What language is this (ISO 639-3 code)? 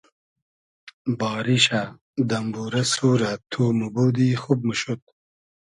haz